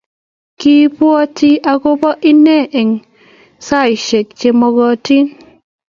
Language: Kalenjin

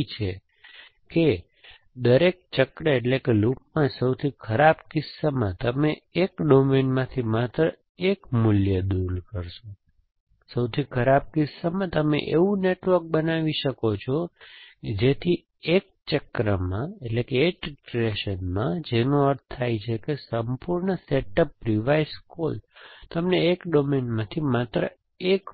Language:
Gujarati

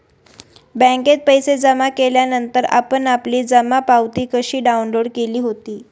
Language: Marathi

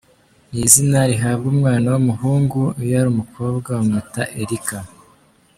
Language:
Kinyarwanda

